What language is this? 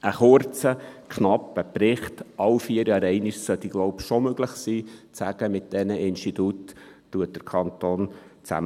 Swiss German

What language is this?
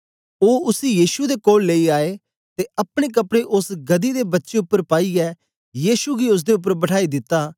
Dogri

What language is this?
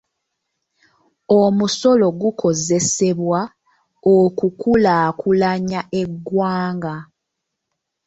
Ganda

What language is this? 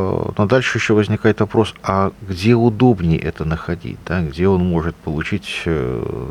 Russian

